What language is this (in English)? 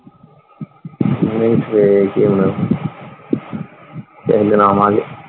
Punjabi